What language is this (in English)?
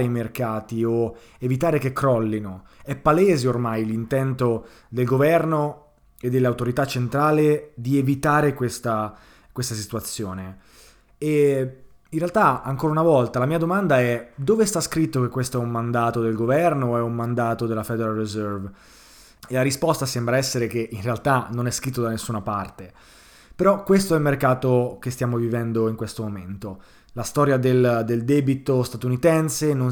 Italian